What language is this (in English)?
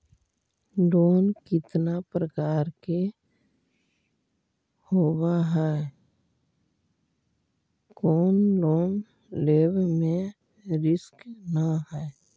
Magahi